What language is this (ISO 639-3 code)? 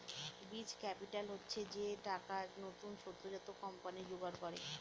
ben